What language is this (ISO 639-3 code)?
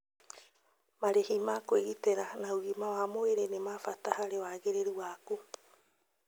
kik